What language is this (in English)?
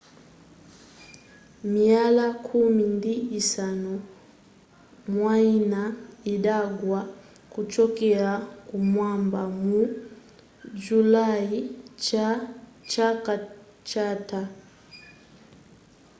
Nyanja